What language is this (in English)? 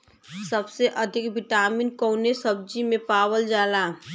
Bhojpuri